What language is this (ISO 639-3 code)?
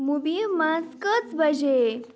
kas